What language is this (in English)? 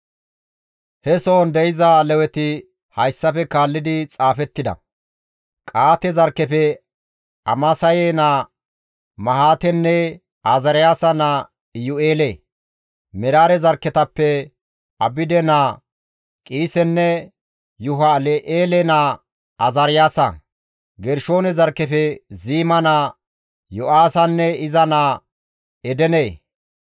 Gamo